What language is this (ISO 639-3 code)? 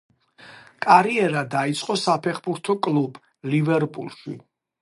kat